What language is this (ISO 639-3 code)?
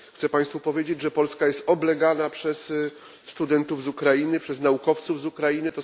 pol